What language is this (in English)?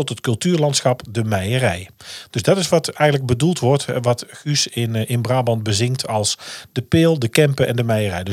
Dutch